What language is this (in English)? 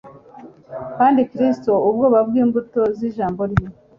Kinyarwanda